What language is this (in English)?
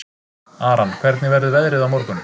Icelandic